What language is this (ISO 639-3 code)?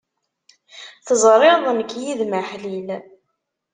kab